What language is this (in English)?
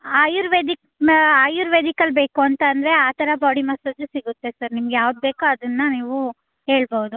Kannada